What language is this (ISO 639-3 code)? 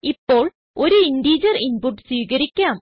mal